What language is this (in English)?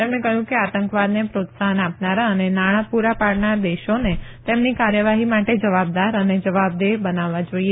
Gujarati